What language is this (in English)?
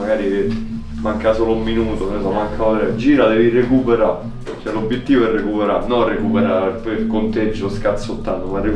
Italian